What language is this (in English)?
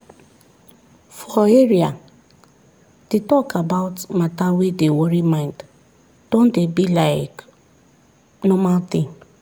Nigerian Pidgin